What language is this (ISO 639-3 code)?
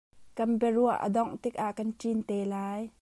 cnh